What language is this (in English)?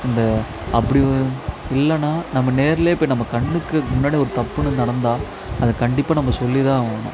Tamil